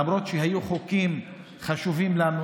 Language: Hebrew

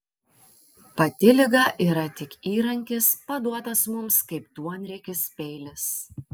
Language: Lithuanian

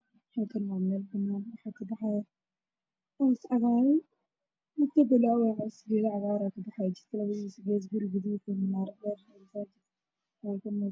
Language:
Somali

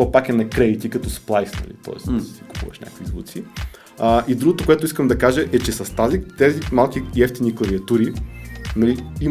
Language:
Bulgarian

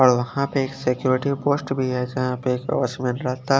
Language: Hindi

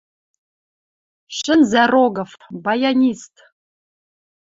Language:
Western Mari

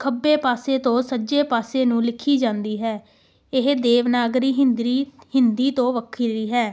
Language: Punjabi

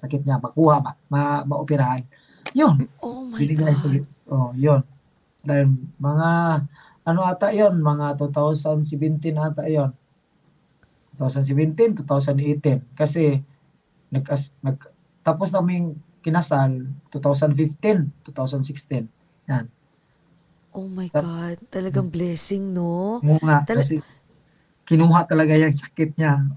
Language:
Filipino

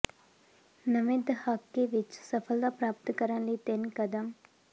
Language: Punjabi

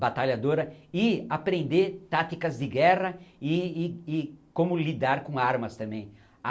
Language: Portuguese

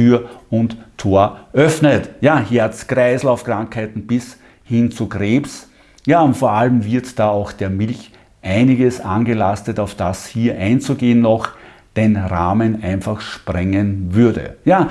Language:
German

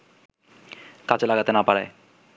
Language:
Bangla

